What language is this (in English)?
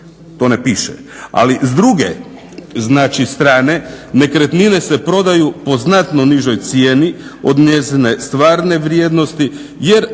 Croatian